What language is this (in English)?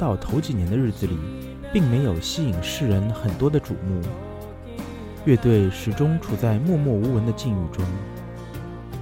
Chinese